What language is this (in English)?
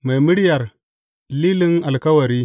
Hausa